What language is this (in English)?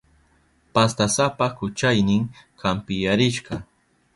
Southern Pastaza Quechua